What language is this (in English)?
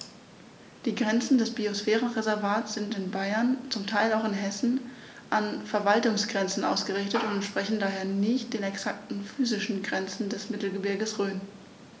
German